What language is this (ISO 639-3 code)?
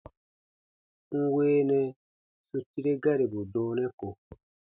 bba